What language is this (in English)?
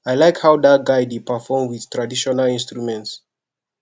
Nigerian Pidgin